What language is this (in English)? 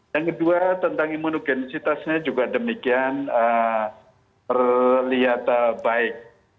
Indonesian